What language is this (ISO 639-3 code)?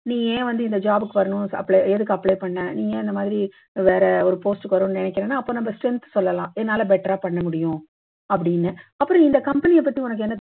tam